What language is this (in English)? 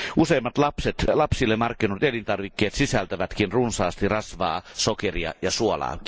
Finnish